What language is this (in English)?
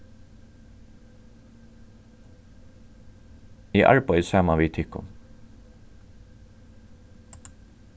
Faroese